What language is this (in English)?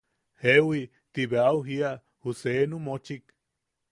Yaqui